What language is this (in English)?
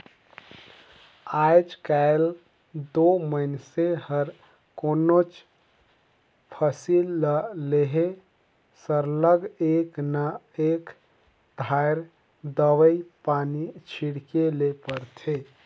Chhattisgarhi